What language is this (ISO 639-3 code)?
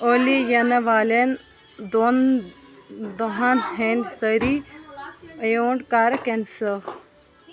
kas